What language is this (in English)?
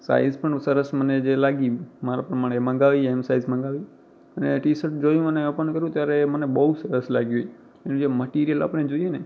Gujarati